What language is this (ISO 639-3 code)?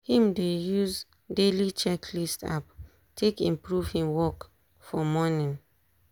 pcm